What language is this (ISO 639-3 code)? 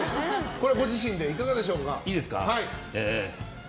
jpn